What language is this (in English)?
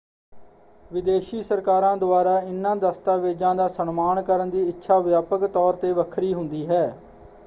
Punjabi